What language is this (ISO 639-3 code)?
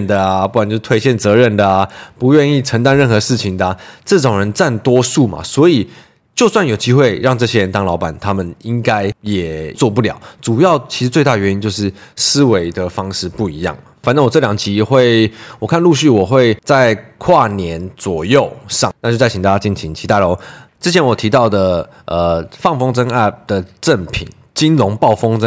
zho